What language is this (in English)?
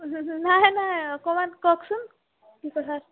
Assamese